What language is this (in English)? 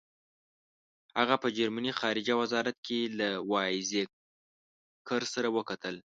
Pashto